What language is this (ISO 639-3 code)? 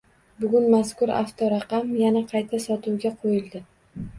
uzb